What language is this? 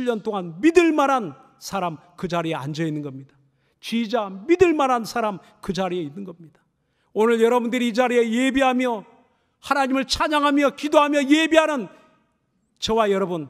Korean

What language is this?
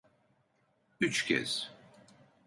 Turkish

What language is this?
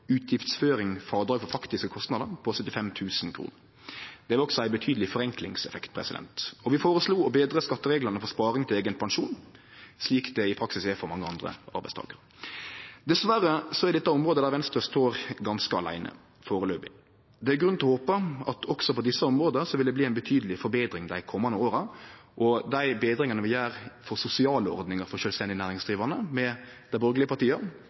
Norwegian Nynorsk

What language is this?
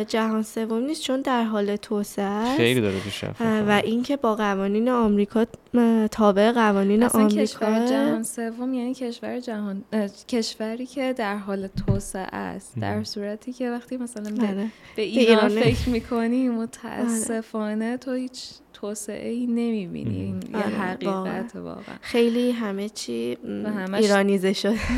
Persian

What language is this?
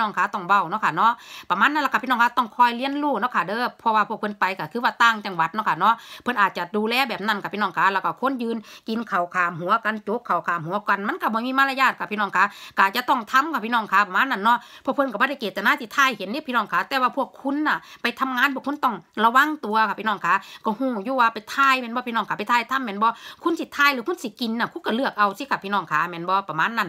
Thai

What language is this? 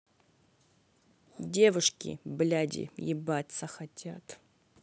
Russian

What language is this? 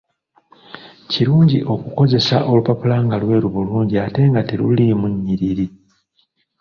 Ganda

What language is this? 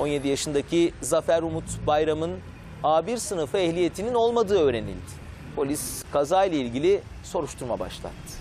Turkish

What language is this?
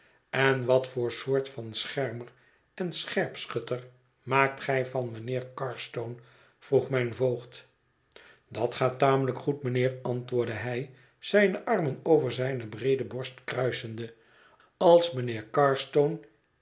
Dutch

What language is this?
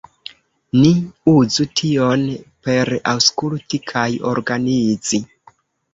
Esperanto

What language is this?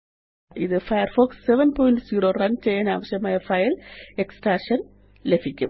Malayalam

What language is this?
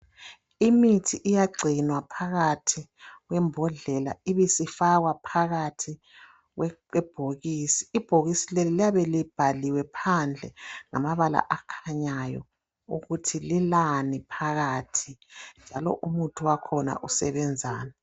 North Ndebele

